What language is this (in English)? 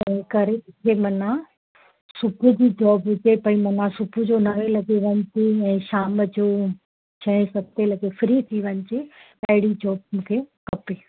Sindhi